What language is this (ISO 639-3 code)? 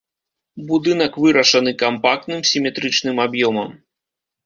bel